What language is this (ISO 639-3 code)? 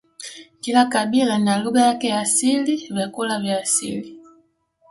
swa